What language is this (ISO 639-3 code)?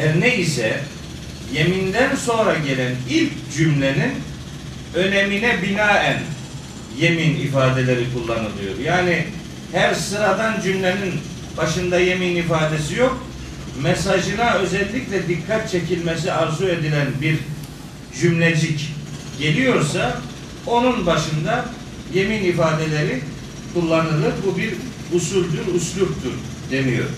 tur